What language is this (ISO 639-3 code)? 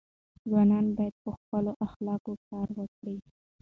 pus